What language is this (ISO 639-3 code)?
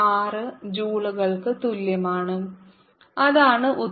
mal